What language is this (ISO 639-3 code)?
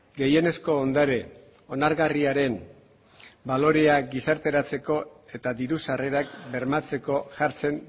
eus